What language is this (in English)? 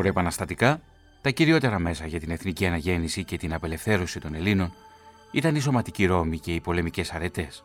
Greek